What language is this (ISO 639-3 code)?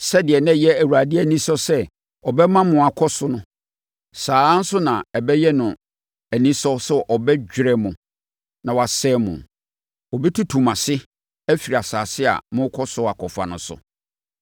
aka